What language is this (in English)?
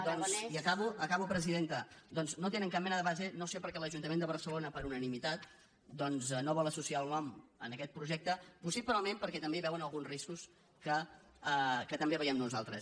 Catalan